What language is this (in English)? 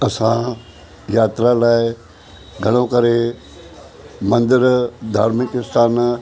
Sindhi